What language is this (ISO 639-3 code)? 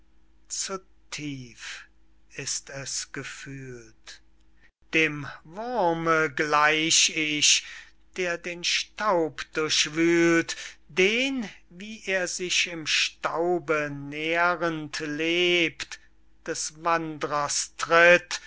deu